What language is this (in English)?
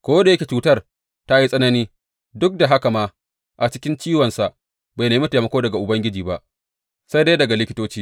Hausa